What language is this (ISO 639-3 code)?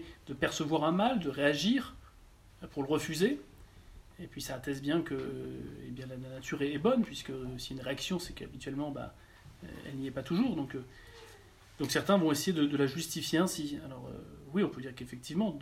fra